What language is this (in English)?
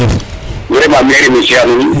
Serer